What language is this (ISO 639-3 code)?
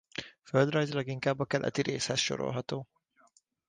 hun